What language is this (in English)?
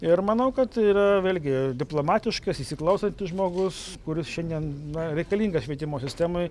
Lithuanian